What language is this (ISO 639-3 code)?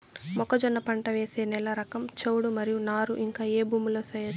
tel